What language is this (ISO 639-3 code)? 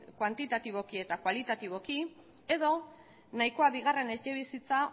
eus